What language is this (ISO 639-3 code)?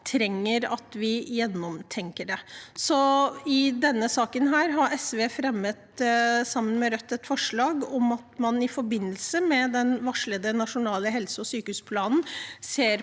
nor